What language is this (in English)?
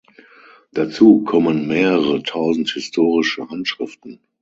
German